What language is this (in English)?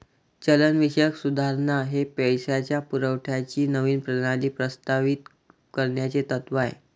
Marathi